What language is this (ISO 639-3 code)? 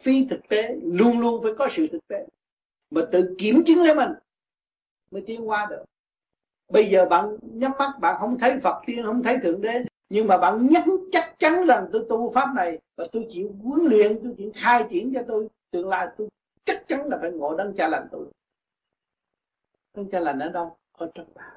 vie